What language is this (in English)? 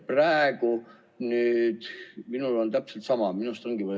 Estonian